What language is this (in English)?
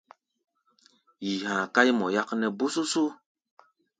Gbaya